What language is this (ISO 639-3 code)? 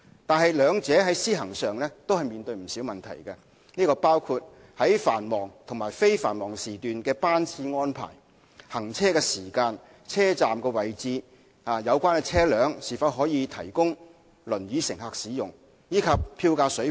yue